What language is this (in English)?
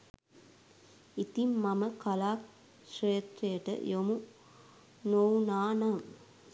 Sinhala